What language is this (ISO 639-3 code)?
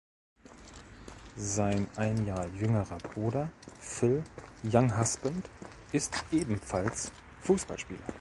deu